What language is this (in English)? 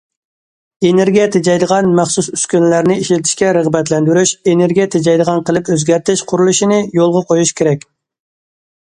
Uyghur